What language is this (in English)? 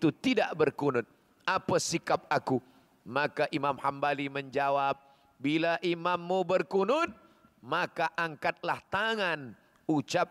Malay